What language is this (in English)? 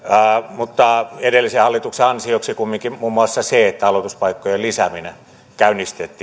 Finnish